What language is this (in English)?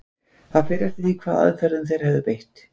Icelandic